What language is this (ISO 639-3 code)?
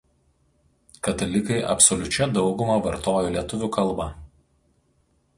lit